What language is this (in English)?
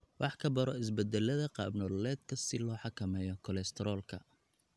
Somali